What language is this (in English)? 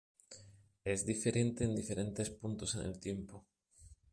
Spanish